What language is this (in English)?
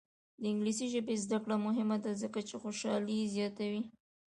Pashto